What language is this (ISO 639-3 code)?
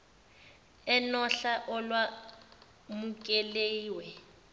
zul